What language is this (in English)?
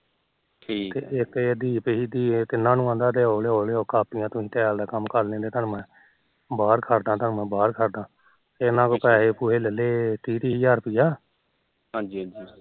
Punjabi